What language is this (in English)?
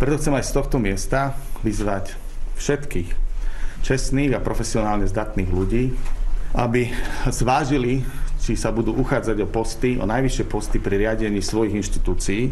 Slovak